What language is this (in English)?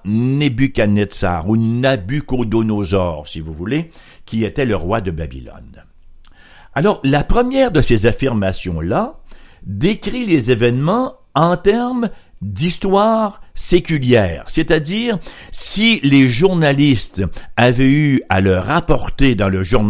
French